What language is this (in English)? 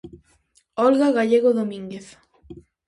Galician